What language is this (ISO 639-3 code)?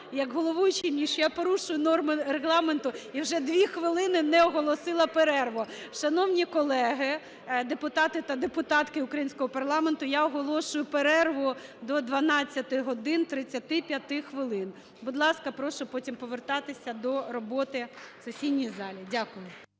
ukr